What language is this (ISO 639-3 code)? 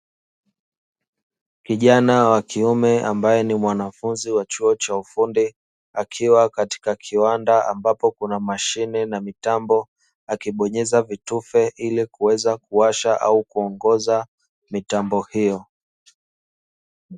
swa